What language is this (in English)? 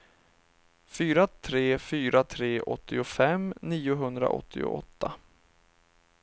Swedish